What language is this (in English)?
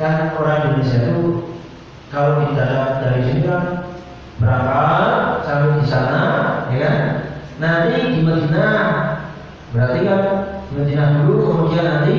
Indonesian